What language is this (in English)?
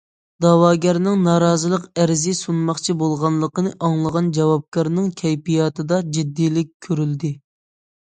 Uyghur